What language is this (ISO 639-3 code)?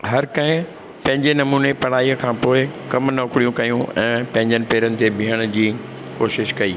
snd